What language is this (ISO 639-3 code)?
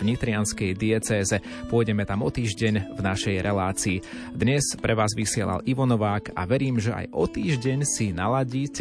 slk